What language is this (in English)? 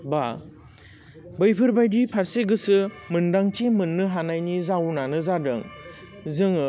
Bodo